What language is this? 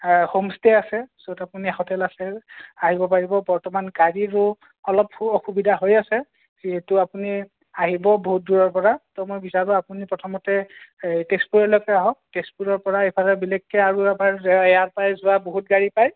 Assamese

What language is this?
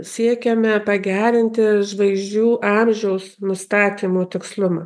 Lithuanian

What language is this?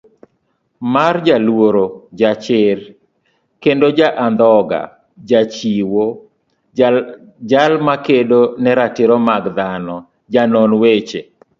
Luo (Kenya and Tanzania)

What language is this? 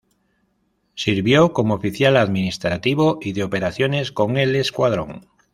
Spanish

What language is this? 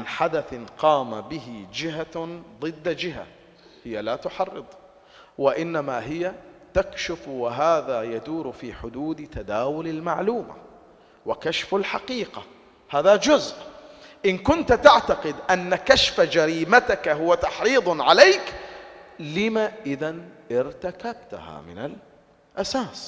Arabic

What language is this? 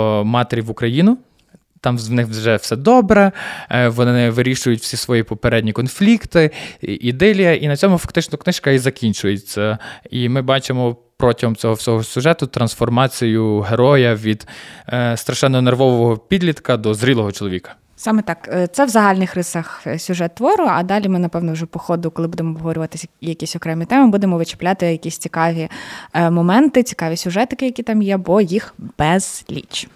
Ukrainian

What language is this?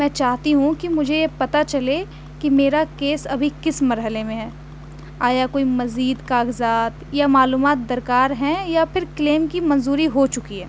Urdu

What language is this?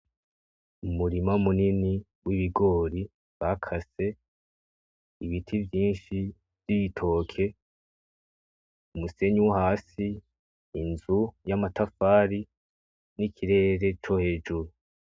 Rundi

